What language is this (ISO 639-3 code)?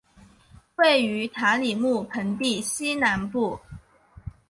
zho